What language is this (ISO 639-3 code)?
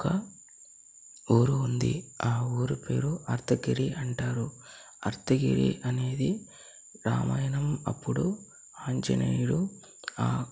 tel